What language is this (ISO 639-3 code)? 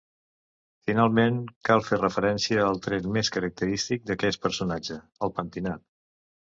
cat